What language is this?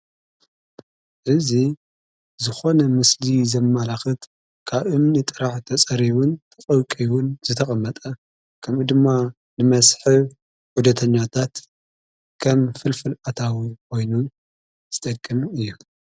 Tigrinya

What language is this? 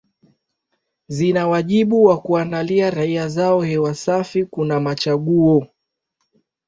Swahili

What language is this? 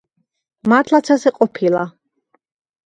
Georgian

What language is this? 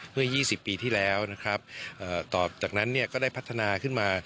Thai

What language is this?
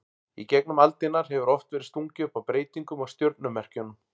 Icelandic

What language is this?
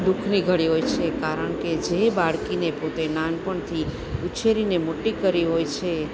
Gujarati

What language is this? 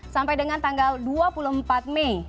Indonesian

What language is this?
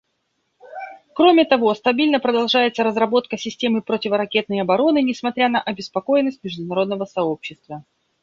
Russian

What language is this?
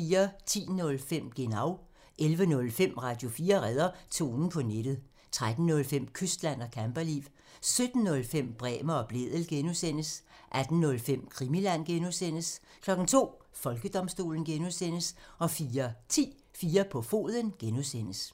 Danish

